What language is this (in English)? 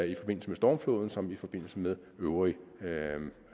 Danish